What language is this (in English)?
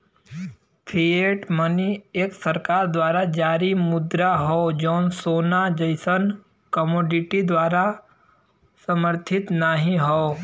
Bhojpuri